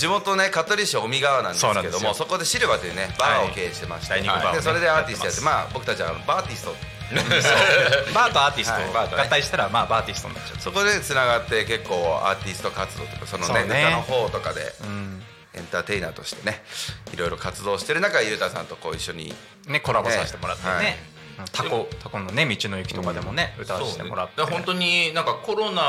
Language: Japanese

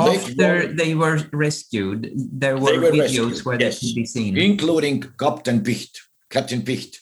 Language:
Swedish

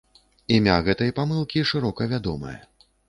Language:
Belarusian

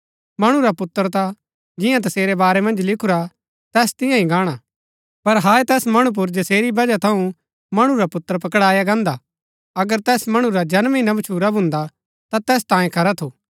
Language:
Gaddi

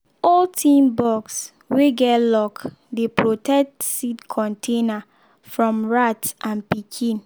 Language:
Nigerian Pidgin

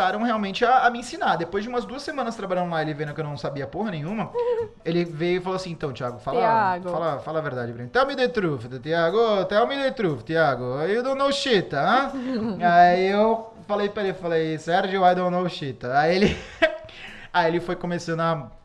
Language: Portuguese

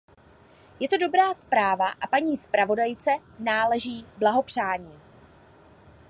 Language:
Czech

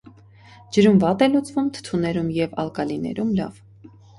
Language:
Armenian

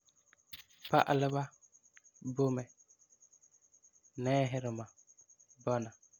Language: Frafra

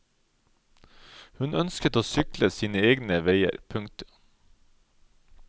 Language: Norwegian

